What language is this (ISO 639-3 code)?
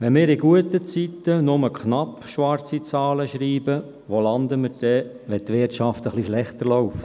gsw